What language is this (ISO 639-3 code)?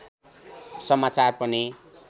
nep